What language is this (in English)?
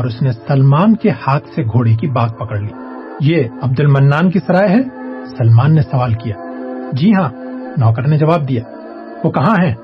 Urdu